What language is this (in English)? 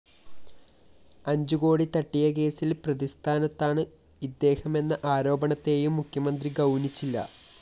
Malayalam